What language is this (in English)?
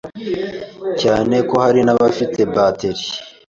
Kinyarwanda